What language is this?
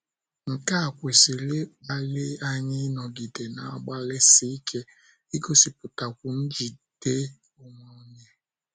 Igbo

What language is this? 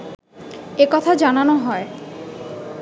Bangla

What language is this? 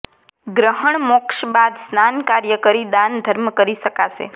Gujarati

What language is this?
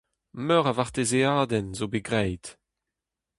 Breton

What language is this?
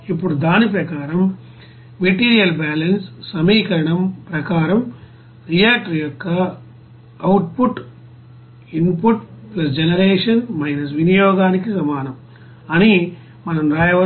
Telugu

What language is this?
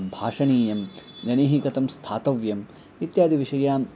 Sanskrit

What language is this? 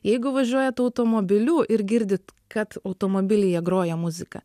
Lithuanian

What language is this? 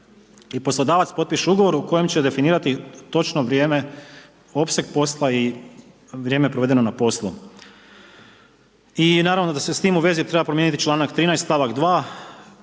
Croatian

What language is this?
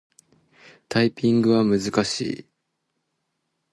Japanese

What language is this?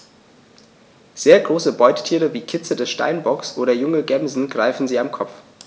German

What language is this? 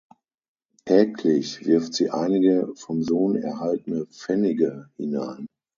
German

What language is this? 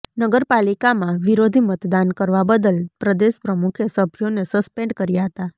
Gujarati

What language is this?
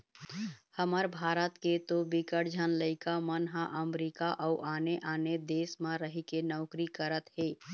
Chhattisgarhi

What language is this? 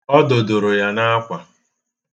Igbo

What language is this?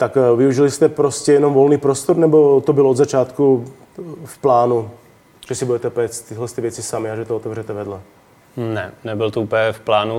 Czech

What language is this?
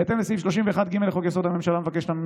Hebrew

